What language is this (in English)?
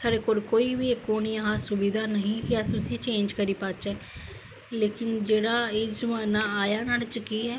Dogri